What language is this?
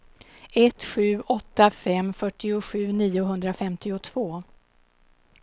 Swedish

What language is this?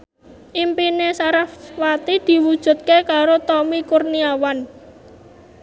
Javanese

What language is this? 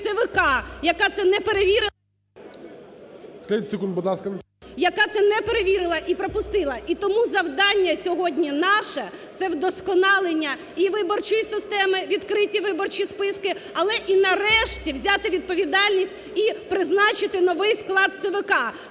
Ukrainian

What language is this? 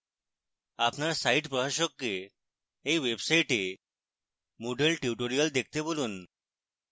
Bangla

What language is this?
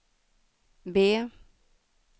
Swedish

